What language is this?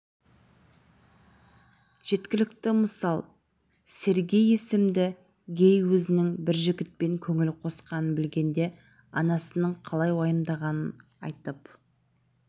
Kazakh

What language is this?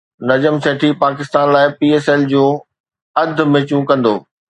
Sindhi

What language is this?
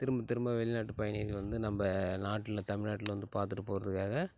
Tamil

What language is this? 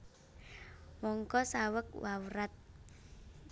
Javanese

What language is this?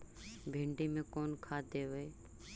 Magahi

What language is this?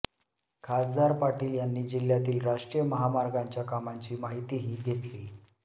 Marathi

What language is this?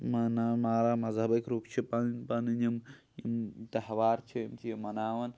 Kashmiri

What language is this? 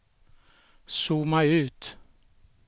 Swedish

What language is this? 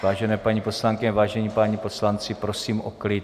Czech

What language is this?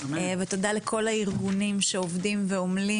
Hebrew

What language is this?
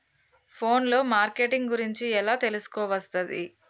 Telugu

